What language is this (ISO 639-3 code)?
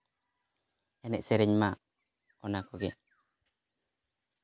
sat